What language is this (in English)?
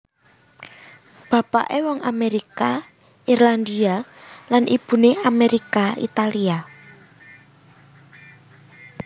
Javanese